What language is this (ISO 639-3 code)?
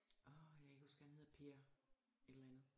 dan